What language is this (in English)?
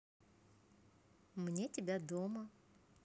Russian